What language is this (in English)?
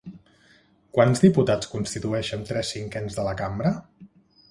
Catalan